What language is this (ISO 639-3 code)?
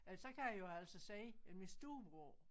dan